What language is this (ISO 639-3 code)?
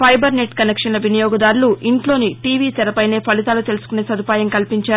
tel